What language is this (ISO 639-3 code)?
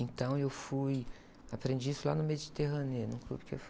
por